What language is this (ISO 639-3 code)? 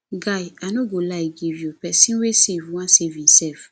pcm